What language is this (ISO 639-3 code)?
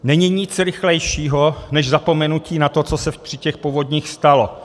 ces